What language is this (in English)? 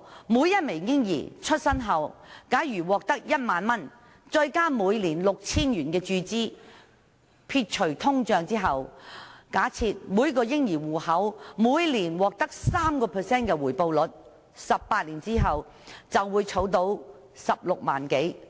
Cantonese